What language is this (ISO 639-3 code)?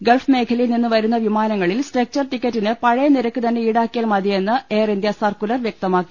mal